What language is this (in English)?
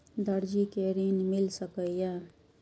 Maithili